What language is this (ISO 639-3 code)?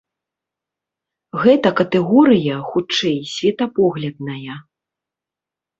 bel